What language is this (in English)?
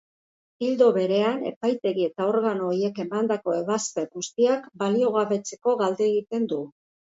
Basque